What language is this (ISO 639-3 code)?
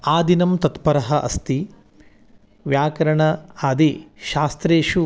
san